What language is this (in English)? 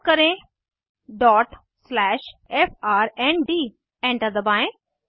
Hindi